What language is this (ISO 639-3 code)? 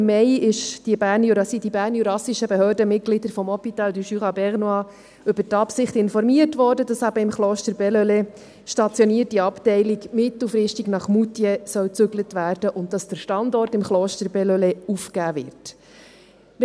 gsw